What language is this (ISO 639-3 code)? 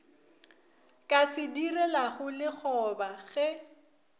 nso